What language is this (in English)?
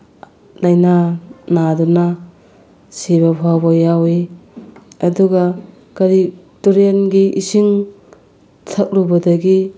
Manipuri